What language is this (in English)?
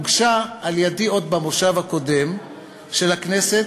Hebrew